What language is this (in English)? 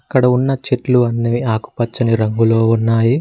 Telugu